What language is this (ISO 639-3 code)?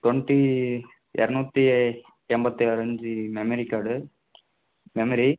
tam